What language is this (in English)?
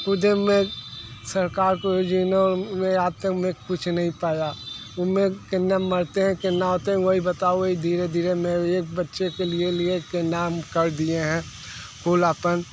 Hindi